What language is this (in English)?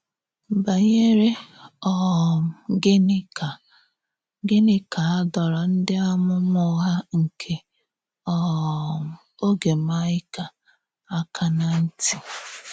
Igbo